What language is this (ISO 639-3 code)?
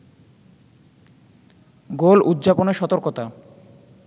ben